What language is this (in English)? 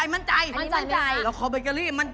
Thai